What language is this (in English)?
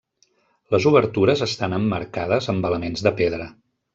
Catalan